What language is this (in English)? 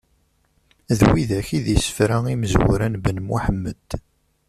Kabyle